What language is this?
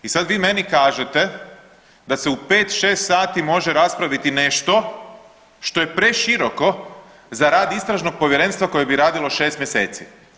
Croatian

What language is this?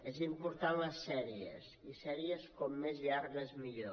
Catalan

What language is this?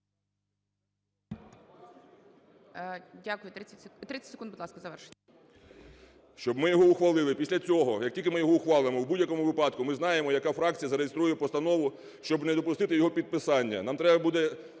Ukrainian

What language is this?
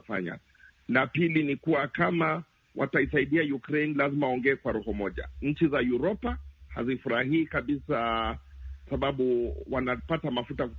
Swahili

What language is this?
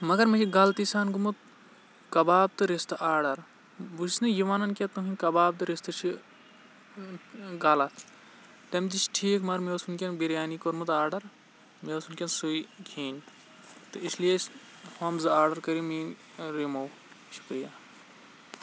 Kashmiri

